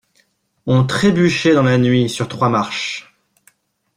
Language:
French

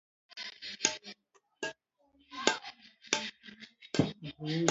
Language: Luo (Kenya and Tanzania)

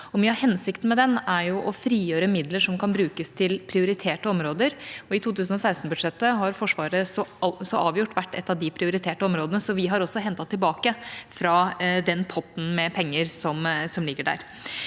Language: Norwegian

